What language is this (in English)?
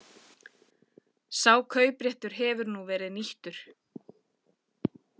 Icelandic